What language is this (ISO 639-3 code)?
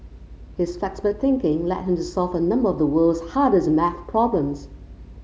eng